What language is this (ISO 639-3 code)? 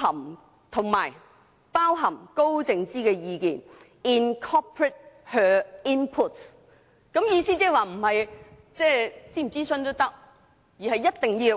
yue